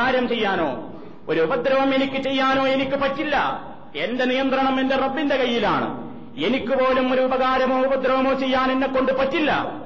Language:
Malayalam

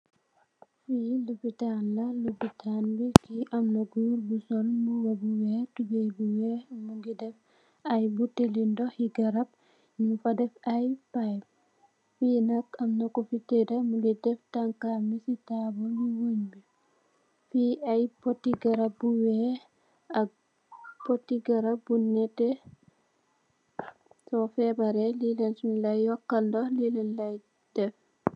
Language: Wolof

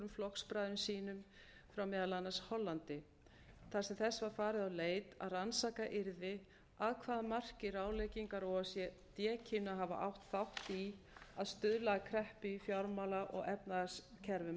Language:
Icelandic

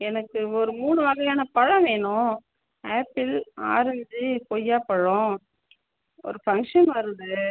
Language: Tamil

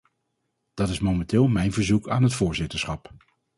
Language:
Dutch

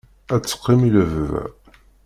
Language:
Kabyle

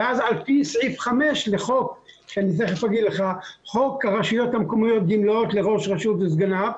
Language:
Hebrew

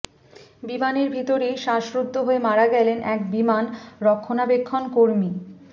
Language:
Bangla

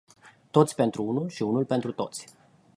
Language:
Romanian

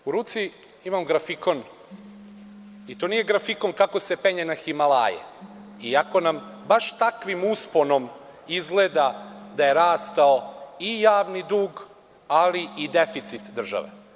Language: Serbian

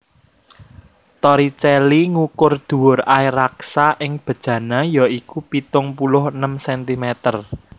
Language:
Javanese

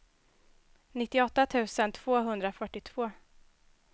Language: Swedish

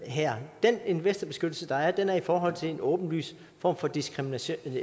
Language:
Danish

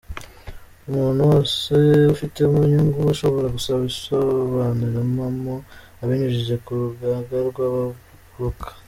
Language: Kinyarwanda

